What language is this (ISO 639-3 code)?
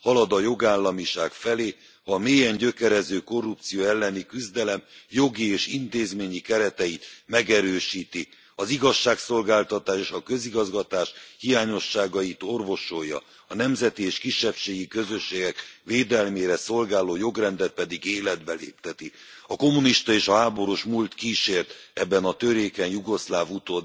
hun